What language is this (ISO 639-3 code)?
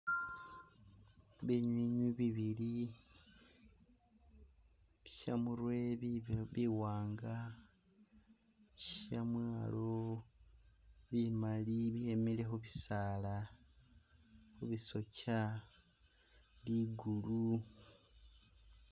myx